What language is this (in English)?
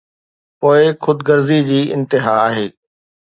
Sindhi